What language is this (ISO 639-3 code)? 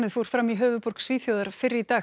isl